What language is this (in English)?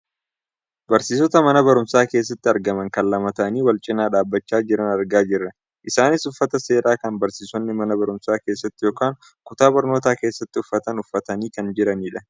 Oromo